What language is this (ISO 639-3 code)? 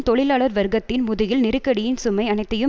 tam